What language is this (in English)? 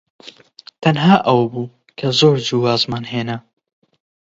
Central Kurdish